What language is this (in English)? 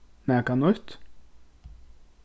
Faroese